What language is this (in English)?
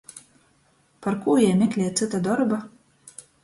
Latgalian